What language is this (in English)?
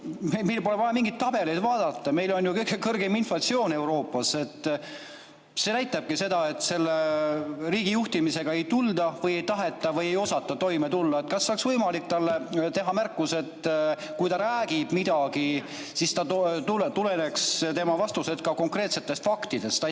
Estonian